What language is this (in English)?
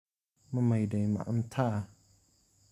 Somali